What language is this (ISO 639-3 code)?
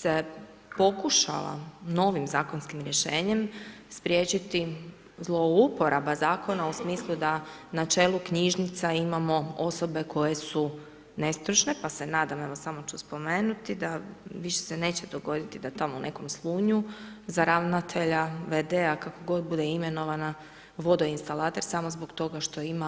hrv